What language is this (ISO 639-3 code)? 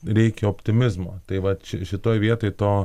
lit